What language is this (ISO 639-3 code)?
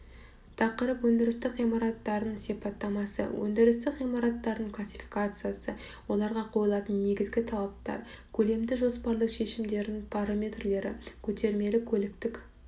kaz